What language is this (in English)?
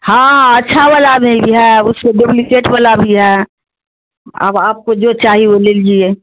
Urdu